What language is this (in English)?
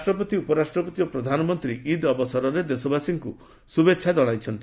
Odia